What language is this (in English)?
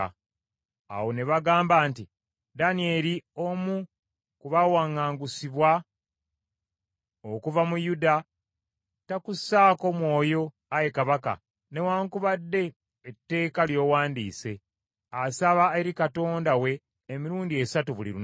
Ganda